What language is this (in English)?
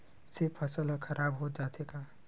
Chhattisgarhi